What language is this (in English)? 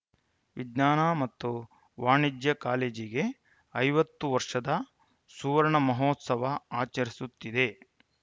Kannada